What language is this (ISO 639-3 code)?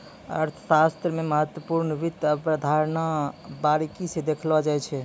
mai